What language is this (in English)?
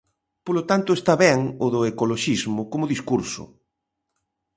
Galician